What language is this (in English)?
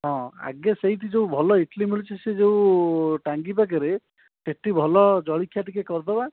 Odia